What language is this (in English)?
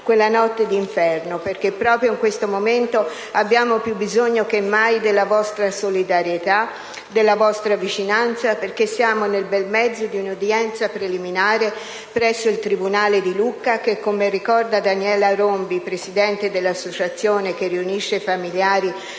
Italian